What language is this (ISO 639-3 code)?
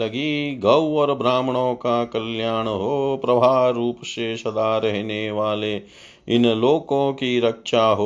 hin